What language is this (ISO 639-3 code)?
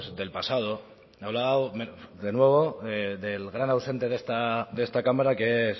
spa